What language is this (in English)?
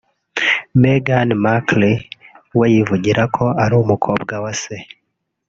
Kinyarwanda